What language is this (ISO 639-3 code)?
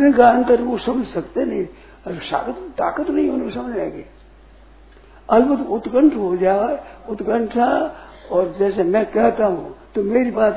hin